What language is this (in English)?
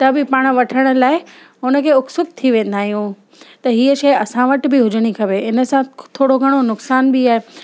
Sindhi